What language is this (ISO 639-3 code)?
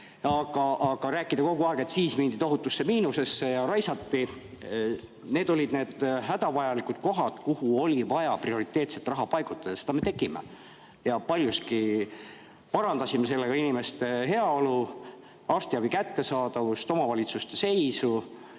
est